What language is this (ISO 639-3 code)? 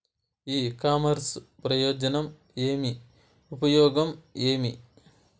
tel